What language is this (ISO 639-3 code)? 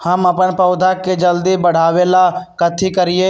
mag